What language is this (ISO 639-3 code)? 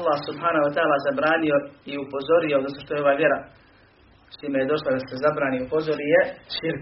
hrv